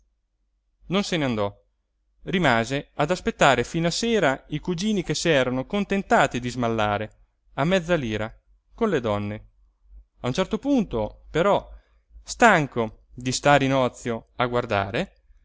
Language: Italian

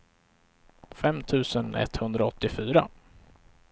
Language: Swedish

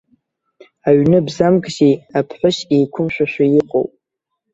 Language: Abkhazian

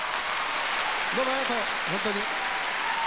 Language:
Japanese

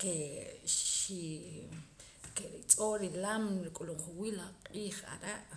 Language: Poqomam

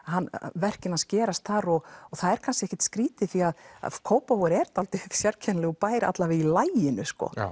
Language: Icelandic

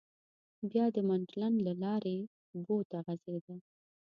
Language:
Pashto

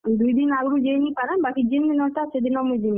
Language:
Odia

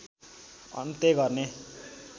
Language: Nepali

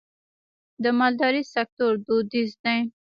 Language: Pashto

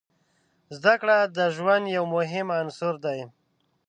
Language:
Pashto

